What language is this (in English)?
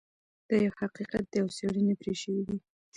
Pashto